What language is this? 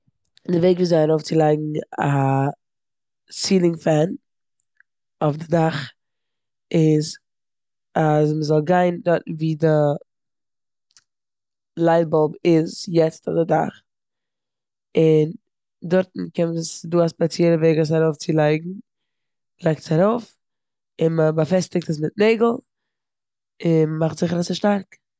Yiddish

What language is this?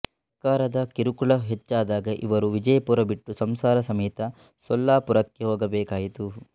Kannada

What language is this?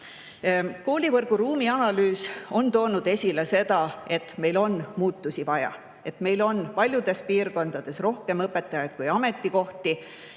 Estonian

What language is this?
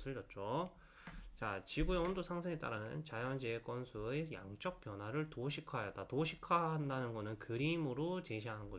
Korean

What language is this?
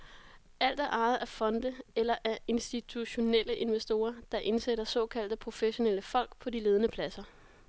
Danish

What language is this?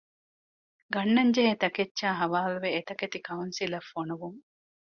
Divehi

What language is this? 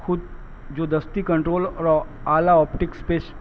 Urdu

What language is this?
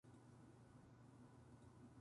Japanese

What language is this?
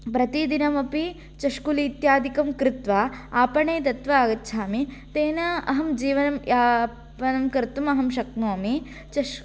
Sanskrit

